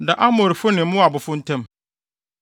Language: Akan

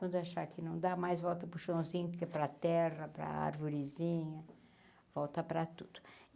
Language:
Portuguese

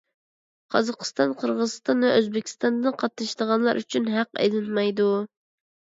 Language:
Uyghur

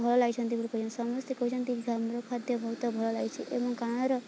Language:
Odia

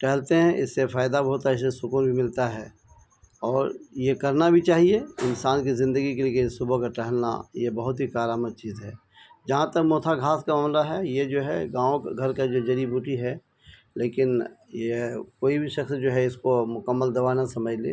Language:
Urdu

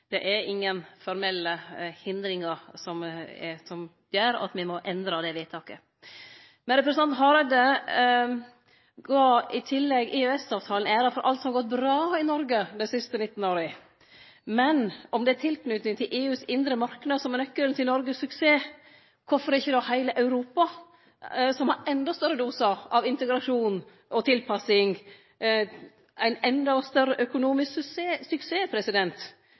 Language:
Norwegian Nynorsk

